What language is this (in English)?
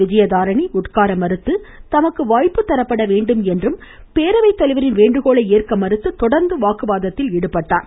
Tamil